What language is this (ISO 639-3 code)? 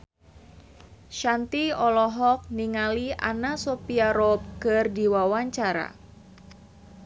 sun